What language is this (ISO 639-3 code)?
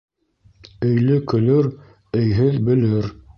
bak